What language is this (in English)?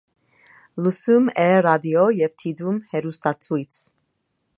Armenian